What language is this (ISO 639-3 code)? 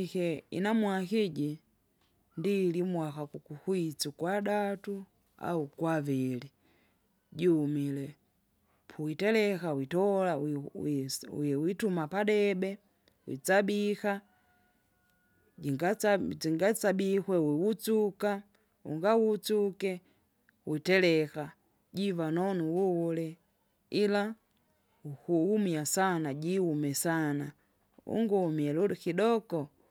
zga